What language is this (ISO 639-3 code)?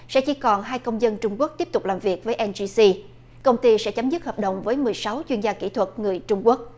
vie